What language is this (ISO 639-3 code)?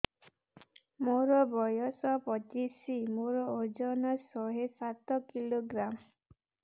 ori